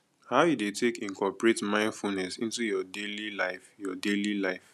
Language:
Nigerian Pidgin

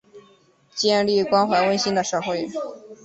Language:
Chinese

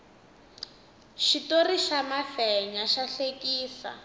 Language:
Tsonga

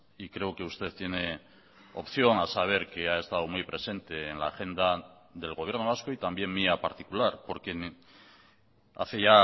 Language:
Spanish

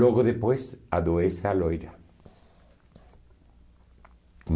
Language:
Portuguese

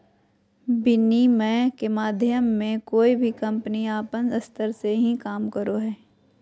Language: Magahi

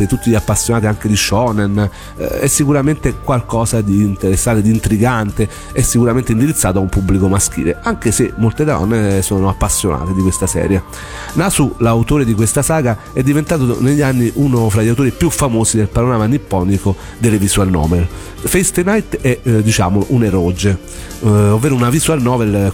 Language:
Italian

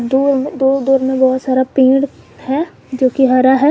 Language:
Hindi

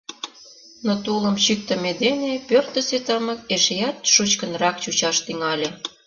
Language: Mari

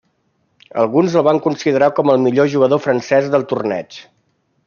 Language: Catalan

